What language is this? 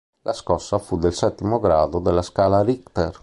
Italian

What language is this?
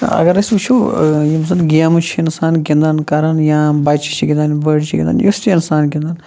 Kashmiri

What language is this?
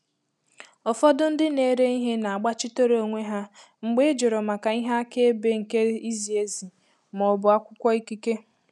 Igbo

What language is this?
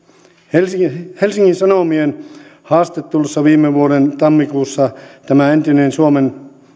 Finnish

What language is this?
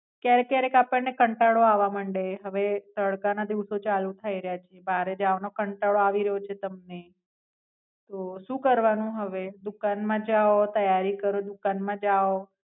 Gujarati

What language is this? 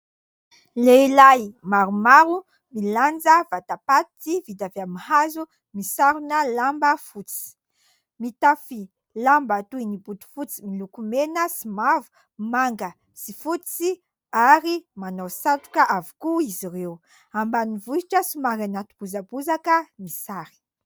Malagasy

